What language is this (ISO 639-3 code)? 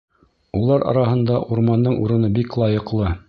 bak